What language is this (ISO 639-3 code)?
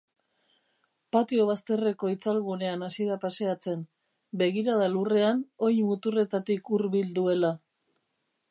eus